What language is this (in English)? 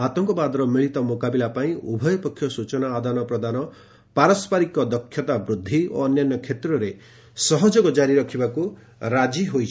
Odia